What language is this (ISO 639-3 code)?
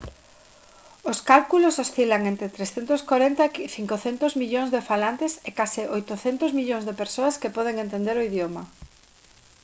glg